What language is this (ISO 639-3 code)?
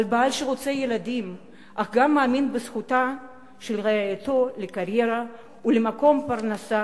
heb